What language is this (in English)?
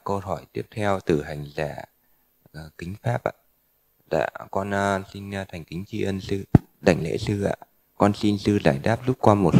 Vietnamese